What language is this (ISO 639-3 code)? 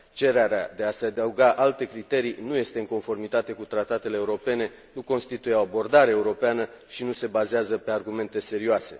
ron